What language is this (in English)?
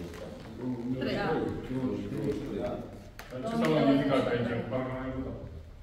Romanian